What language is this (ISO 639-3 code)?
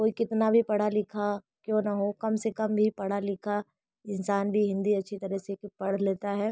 hin